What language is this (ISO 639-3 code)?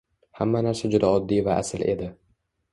uzb